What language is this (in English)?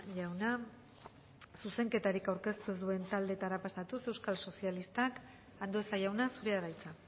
Basque